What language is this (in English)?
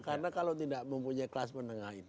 Indonesian